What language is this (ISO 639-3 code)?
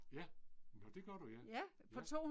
dan